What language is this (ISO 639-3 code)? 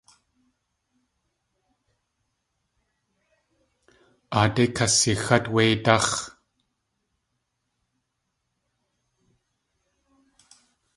tli